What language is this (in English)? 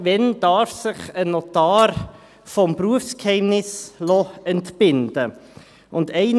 Swiss German